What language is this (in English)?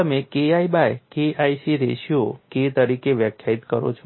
Gujarati